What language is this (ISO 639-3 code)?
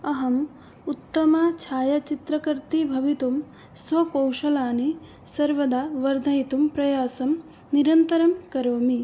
san